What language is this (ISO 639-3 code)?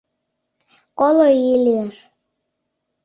chm